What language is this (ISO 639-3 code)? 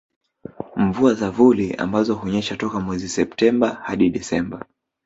swa